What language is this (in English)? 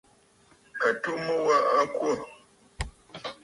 Bafut